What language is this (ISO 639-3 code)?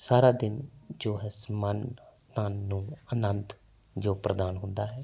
pan